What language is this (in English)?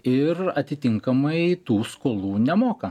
Lithuanian